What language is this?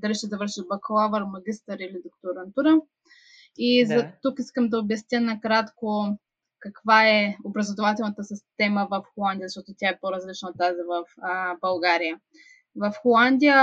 Bulgarian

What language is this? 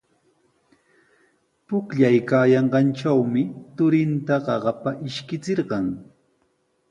Sihuas Ancash Quechua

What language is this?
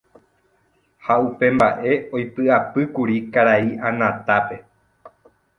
Guarani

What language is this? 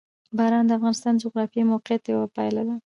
Pashto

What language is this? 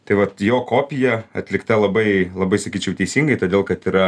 Lithuanian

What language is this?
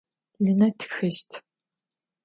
Adyghe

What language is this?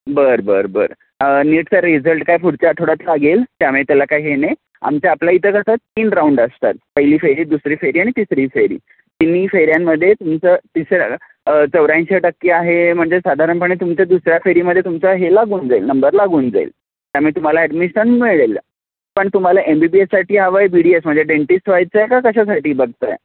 Marathi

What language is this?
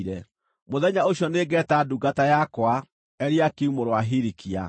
Kikuyu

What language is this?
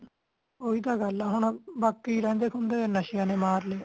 Punjabi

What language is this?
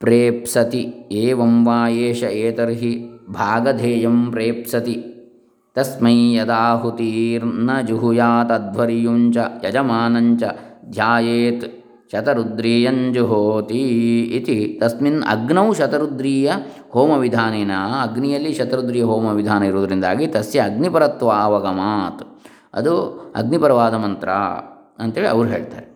Kannada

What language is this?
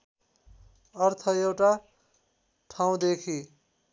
Nepali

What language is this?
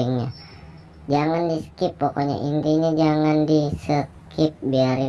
Indonesian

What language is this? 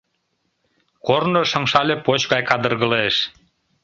Mari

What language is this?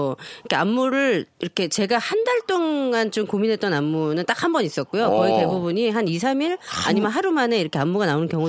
Korean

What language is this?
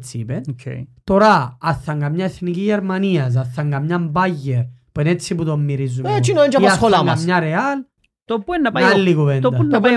Greek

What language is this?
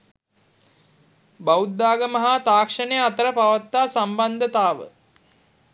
Sinhala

